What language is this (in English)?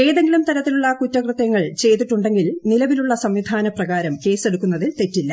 Malayalam